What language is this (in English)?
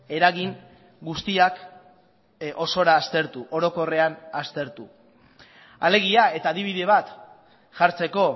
Basque